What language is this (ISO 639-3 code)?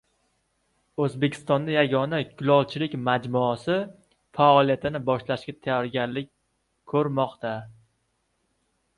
uzb